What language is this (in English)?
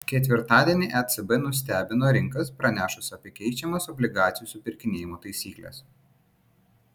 Lithuanian